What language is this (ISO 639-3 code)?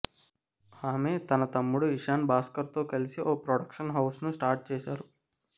tel